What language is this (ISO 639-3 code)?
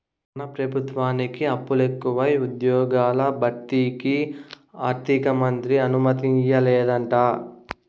tel